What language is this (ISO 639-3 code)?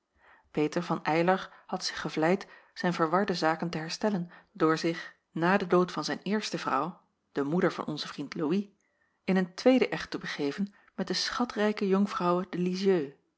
nld